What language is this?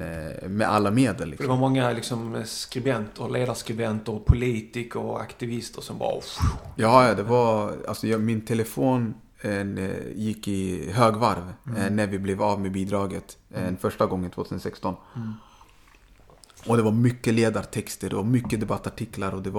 Swedish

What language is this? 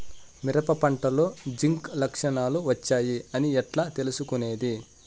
Telugu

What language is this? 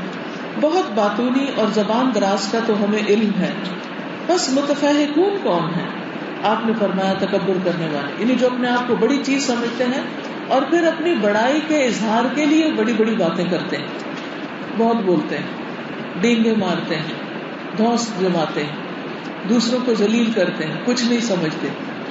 Urdu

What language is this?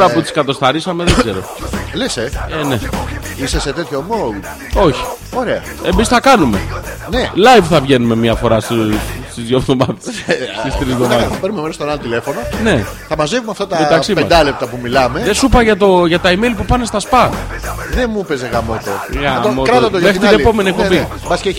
Greek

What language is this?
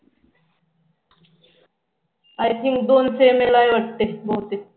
Marathi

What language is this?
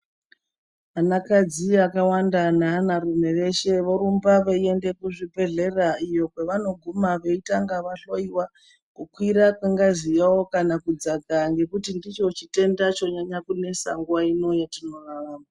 Ndau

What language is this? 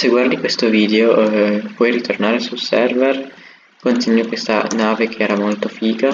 Italian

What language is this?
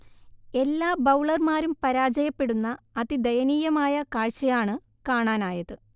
Malayalam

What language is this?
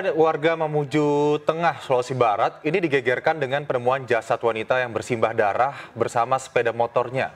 Indonesian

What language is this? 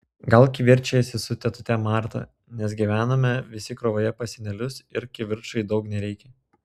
Lithuanian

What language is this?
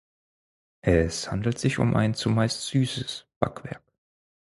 German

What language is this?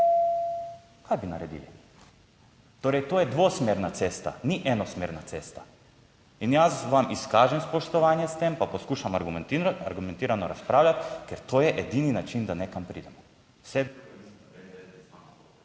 Slovenian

